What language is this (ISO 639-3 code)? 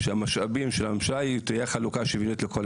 heb